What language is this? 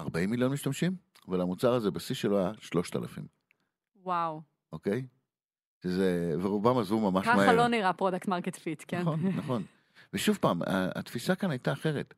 Hebrew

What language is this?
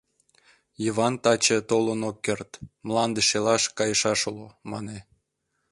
Mari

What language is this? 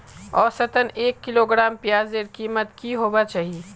Magahi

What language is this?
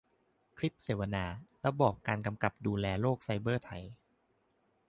Thai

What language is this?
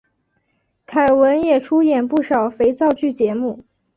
Chinese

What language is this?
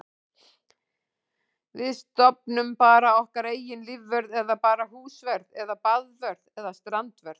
Icelandic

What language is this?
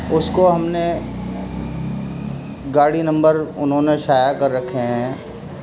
Urdu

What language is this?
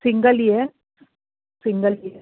Punjabi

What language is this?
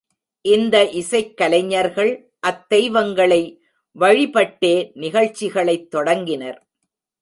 Tamil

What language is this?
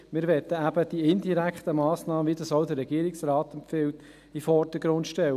Swiss German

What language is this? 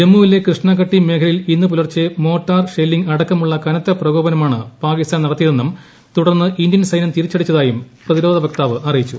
Malayalam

